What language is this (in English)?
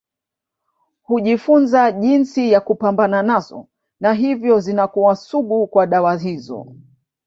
Swahili